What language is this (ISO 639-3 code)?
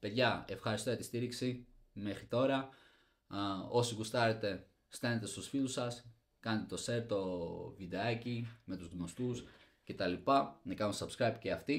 ell